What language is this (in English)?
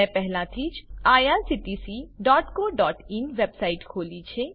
Gujarati